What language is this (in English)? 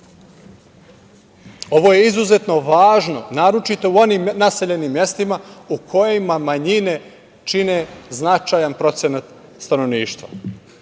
Serbian